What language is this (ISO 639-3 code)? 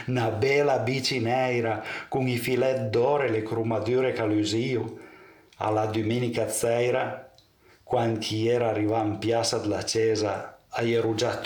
ita